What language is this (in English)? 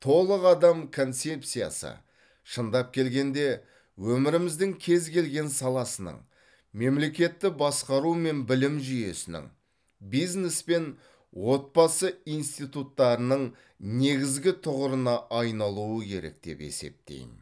Kazakh